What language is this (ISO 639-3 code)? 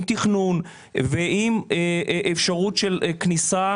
heb